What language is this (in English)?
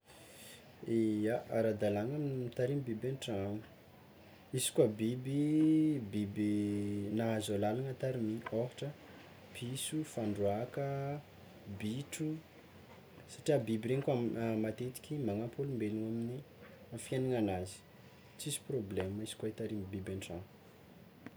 Tsimihety Malagasy